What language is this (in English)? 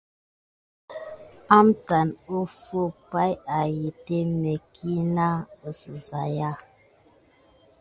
Gidar